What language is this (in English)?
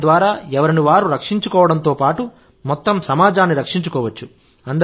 Telugu